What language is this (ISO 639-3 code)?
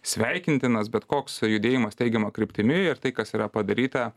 lit